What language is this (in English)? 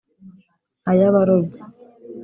Kinyarwanda